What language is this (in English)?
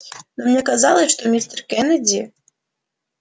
Russian